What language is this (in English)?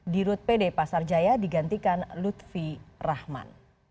Indonesian